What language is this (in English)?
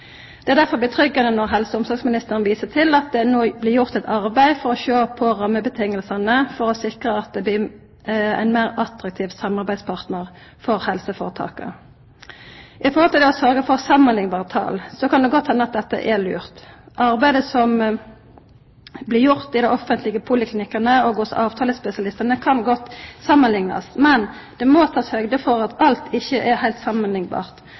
Norwegian Nynorsk